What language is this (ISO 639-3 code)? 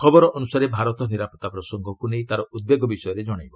ori